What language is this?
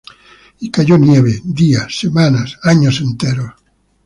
Spanish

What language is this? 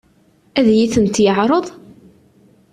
Kabyle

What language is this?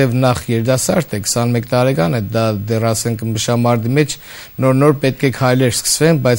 Romanian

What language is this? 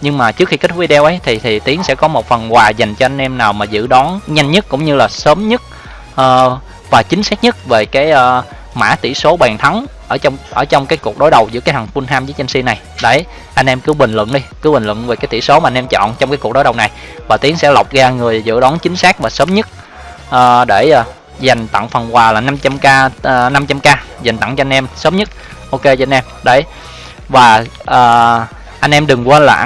Vietnamese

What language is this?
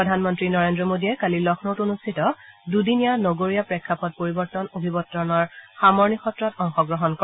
Assamese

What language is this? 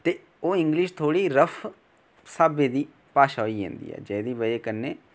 Dogri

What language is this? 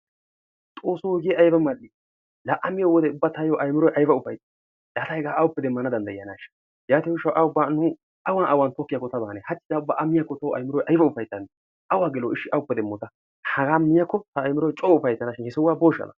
Wolaytta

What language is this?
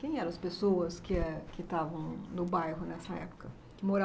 Portuguese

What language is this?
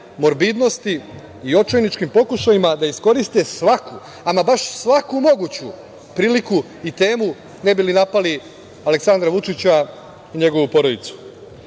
Serbian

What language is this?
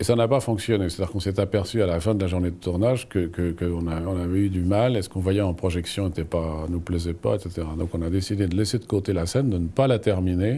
French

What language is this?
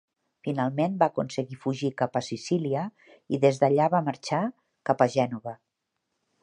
Catalan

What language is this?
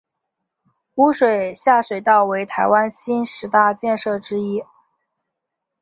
Chinese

